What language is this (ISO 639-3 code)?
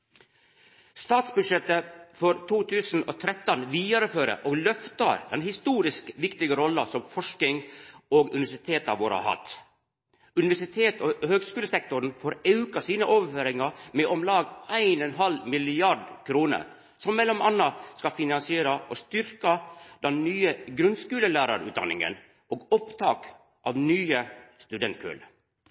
nno